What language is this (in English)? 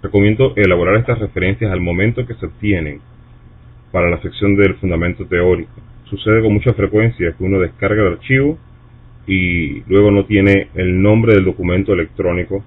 Spanish